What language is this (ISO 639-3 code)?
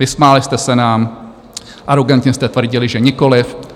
ces